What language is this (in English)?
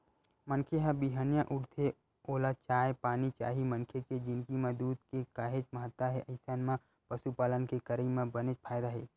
Chhattisgarhi